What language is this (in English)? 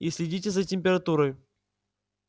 Russian